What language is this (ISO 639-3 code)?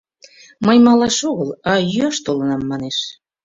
chm